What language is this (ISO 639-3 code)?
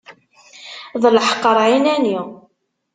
kab